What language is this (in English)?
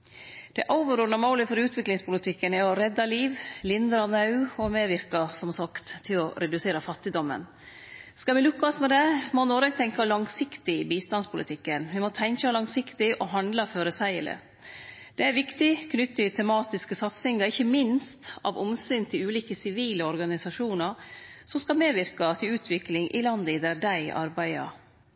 Norwegian Nynorsk